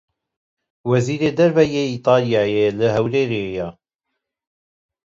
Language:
Kurdish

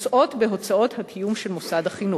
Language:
Hebrew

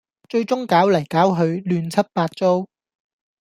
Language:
Cantonese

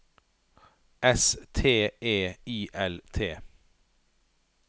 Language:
Norwegian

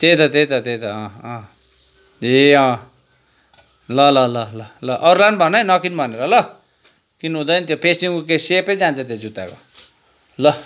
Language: Nepali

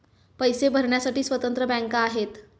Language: Marathi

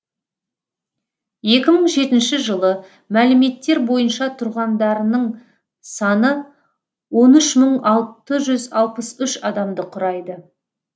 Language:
Kazakh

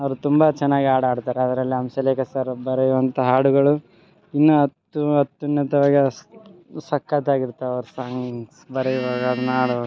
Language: Kannada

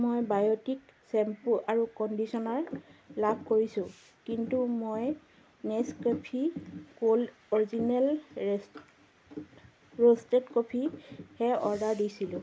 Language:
Assamese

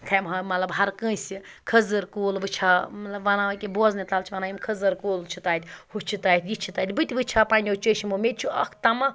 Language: Kashmiri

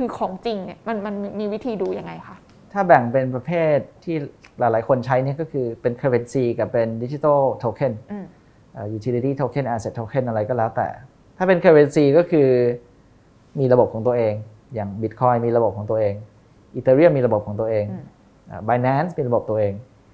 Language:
Thai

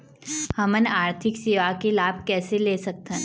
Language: Chhattisgarhi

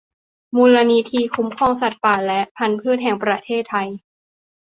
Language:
Thai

